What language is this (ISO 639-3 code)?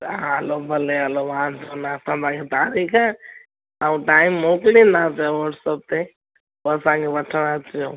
snd